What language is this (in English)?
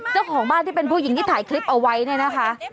Thai